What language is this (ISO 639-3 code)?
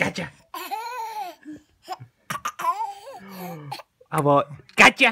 eng